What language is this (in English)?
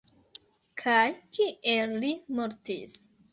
Esperanto